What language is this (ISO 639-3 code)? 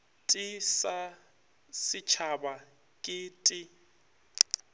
nso